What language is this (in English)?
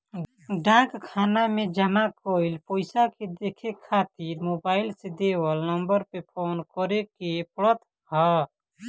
Bhojpuri